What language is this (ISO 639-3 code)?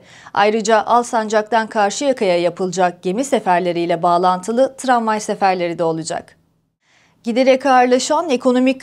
tur